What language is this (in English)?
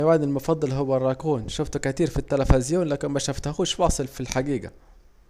Saidi Arabic